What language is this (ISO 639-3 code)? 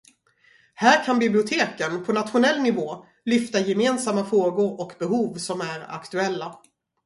swe